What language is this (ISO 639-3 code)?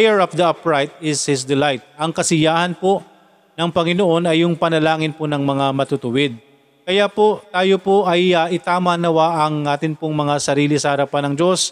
fil